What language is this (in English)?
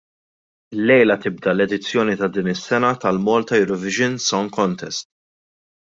Maltese